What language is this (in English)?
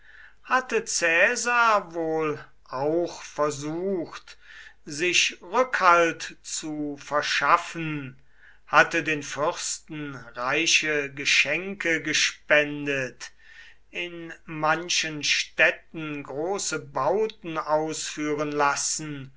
German